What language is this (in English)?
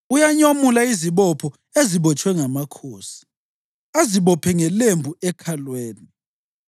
North Ndebele